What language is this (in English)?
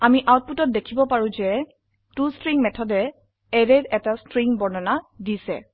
Assamese